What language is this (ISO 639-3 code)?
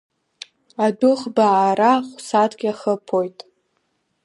abk